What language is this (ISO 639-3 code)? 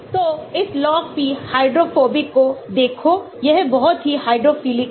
hin